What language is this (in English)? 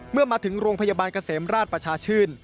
Thai